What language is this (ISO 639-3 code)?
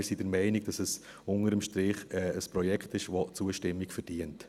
gsw